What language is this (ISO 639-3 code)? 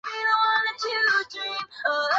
zho